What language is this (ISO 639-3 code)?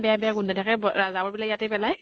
asm